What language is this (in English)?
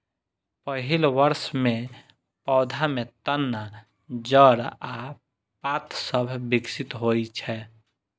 Maithili